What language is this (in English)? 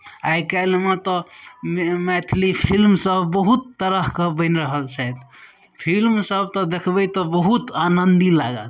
Maithili